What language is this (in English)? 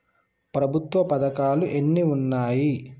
Telugu